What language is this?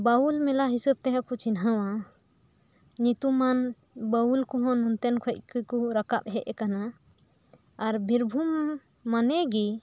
Santali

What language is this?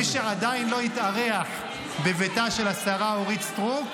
Hebrew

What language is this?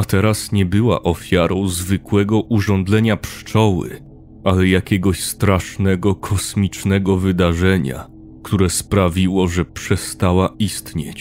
Polish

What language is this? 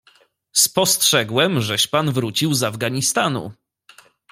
Polish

